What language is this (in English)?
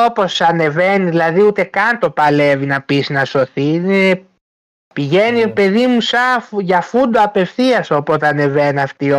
Greek